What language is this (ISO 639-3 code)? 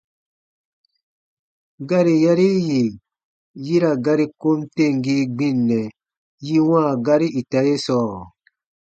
bba